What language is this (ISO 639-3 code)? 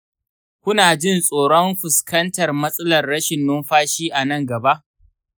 hau